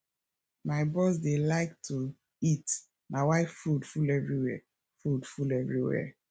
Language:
Nigerian Pidgin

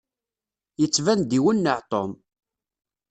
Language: Kabyle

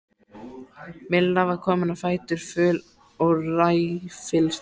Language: Icelandic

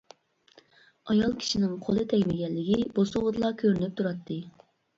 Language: Uyghur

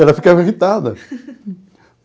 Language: Portuguese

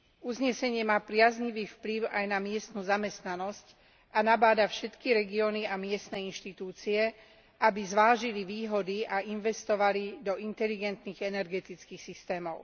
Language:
Slovak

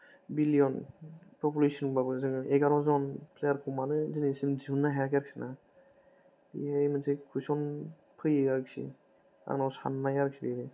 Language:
Bodo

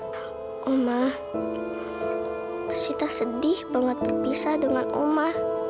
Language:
Indonesian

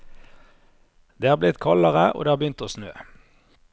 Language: Norwegian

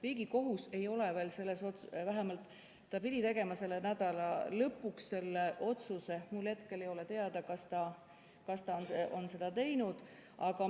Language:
Estonian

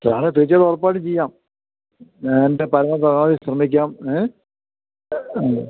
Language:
Malayalam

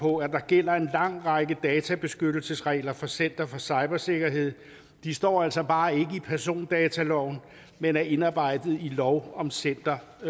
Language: Danish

